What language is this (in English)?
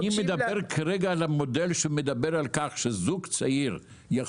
Hebrew